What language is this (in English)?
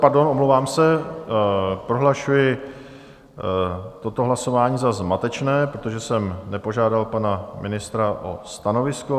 Czech